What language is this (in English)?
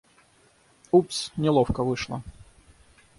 Russian